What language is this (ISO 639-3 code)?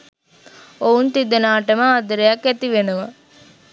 sin